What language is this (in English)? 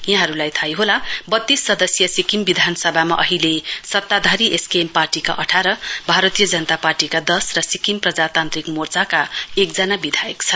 Nepali